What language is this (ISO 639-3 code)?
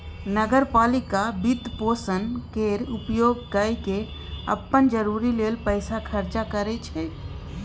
mai